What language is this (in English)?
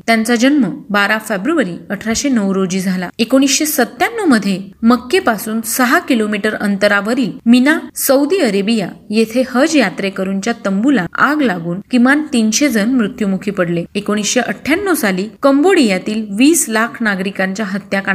Marathi